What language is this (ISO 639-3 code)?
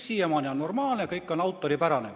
est